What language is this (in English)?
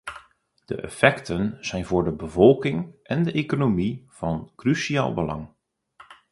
Dutch